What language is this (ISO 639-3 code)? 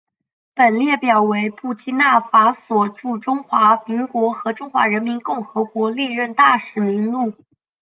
zho